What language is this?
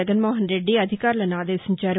Telugu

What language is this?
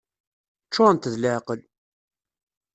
Kabyle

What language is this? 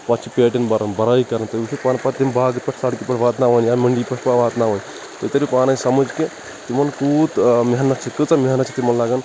Kashmiri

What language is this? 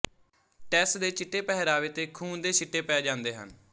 Punjabi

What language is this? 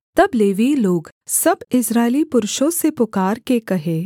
Hindi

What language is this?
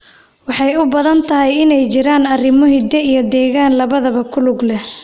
Somali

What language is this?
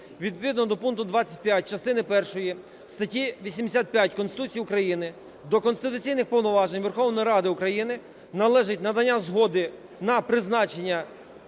Ukrainian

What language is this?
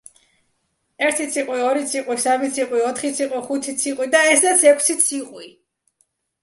Georgian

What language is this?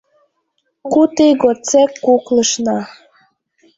Mari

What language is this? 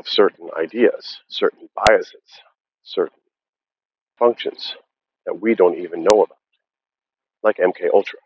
English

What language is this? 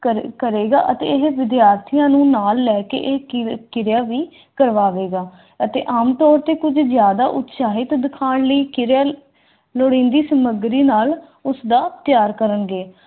Punjabi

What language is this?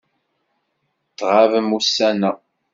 Kabyle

